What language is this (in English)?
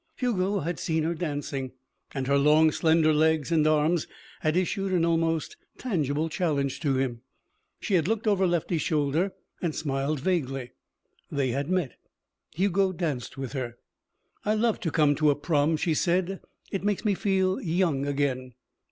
English